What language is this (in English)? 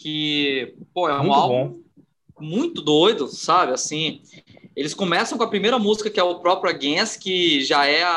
Portuguese